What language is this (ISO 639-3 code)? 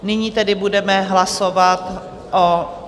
ces